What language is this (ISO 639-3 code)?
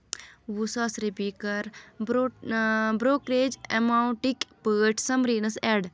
kas